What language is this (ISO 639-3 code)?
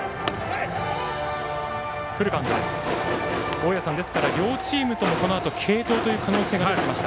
jpn